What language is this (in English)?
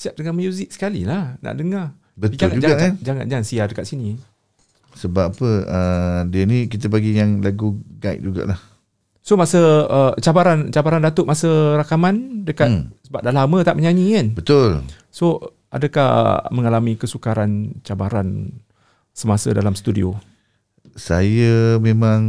Malay